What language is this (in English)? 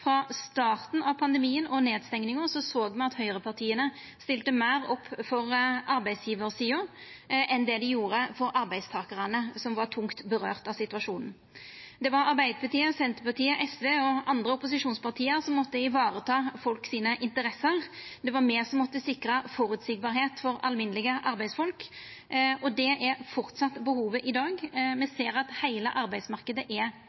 Norwegian Nynorsk